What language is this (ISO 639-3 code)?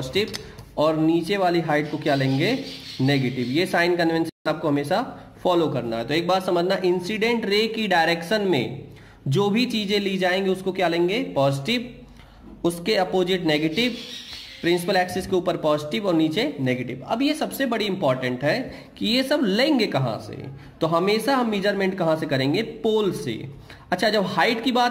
hin